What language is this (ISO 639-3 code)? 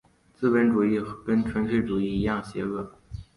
zho